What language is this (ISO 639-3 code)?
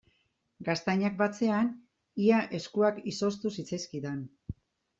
eus